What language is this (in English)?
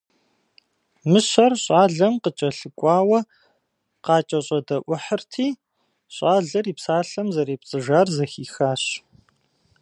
Kabardian